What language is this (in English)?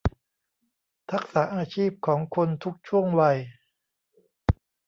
Thai